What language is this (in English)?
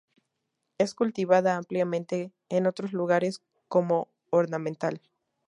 Spanish